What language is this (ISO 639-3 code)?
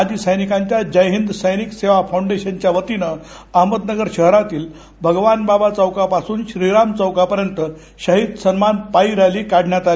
mar